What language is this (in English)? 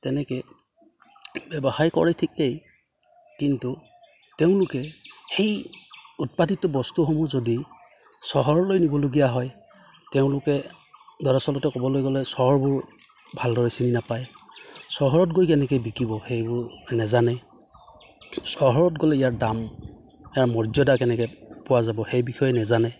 Assamese